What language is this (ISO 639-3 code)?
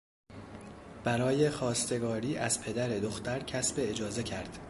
fas